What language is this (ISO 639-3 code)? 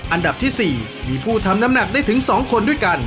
tha